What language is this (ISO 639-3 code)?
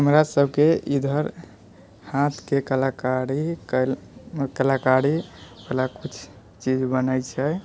mai